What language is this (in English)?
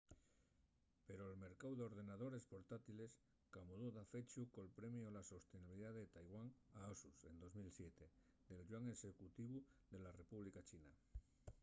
Asturian